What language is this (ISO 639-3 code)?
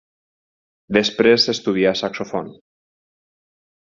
cat